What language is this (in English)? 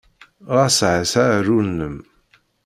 Kabyle